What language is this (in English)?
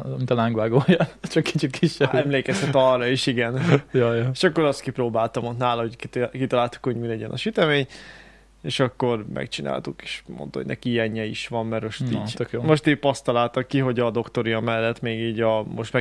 Hungarian